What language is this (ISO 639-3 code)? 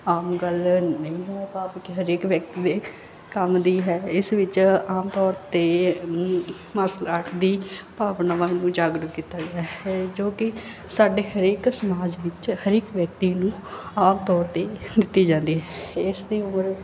pan